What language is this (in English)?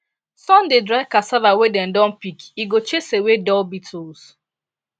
Nigerian Pidgin